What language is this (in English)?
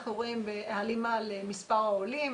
Hebrew